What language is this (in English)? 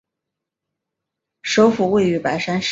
Chinese